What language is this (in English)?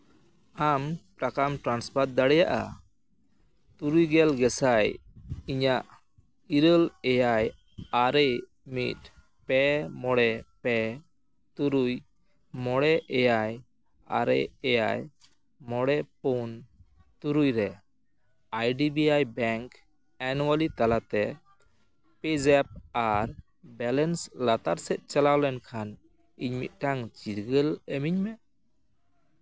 Santali